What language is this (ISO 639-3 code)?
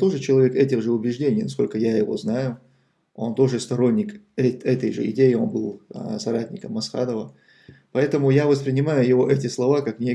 rus